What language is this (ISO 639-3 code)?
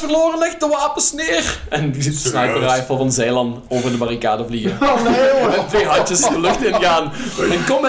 nld